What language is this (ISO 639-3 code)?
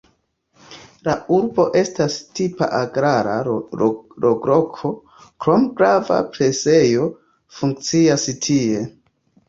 epo